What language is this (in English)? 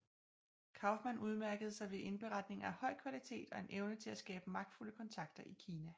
Danish